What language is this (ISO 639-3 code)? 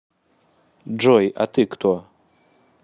rus